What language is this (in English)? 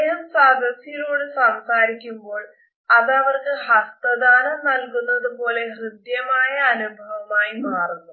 Malayalam